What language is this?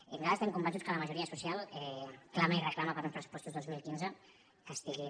Catalan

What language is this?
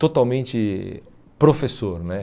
Portuguese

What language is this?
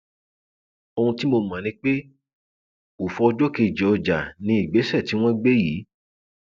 Yoruba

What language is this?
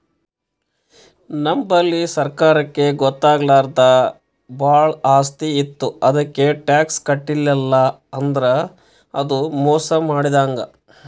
Kannada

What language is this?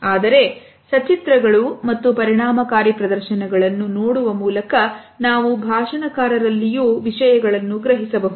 Kannada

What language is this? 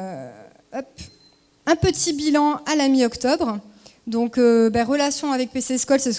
French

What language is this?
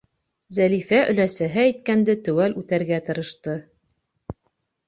Bashkir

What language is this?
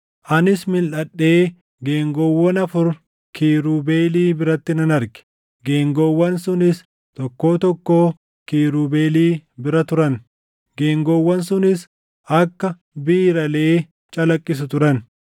Oromo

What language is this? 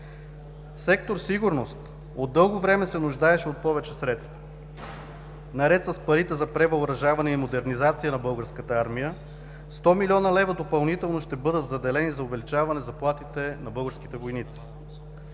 Bulgarian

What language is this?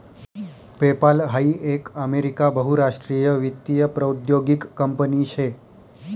Marathi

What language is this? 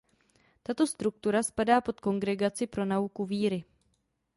Czech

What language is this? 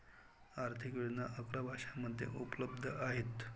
Marathi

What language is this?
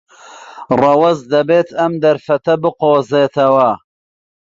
Central Kurdish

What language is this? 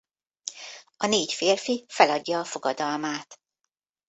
Hungarian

